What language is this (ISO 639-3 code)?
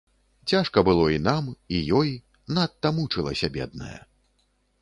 bel